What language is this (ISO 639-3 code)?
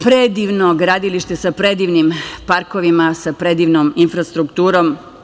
srp